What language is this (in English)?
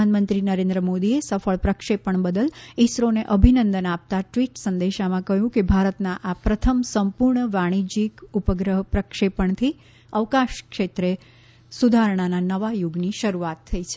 Gujarati